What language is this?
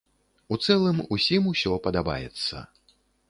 Belarusian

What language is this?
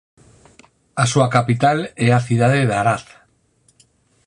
Galician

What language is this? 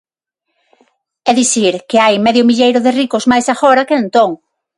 Galician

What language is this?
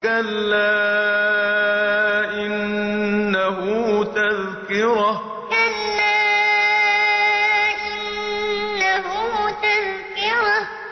Arabic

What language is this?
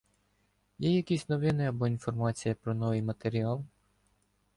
Ukrainian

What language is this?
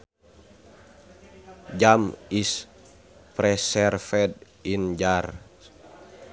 Sundanese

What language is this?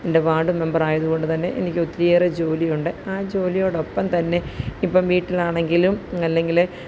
Malayalam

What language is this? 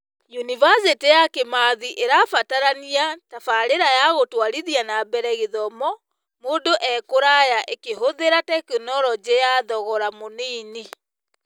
Kikuyu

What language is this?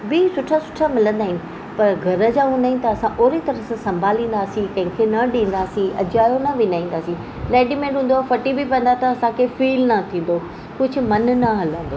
Sindhi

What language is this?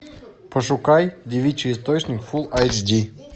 Russian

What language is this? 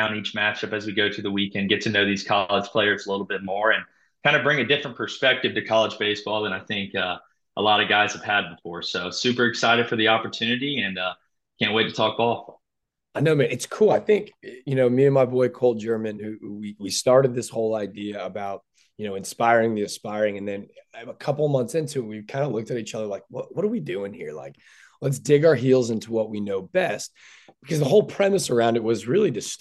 English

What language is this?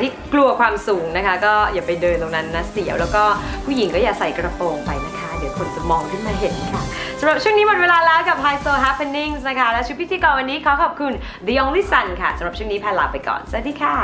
Thai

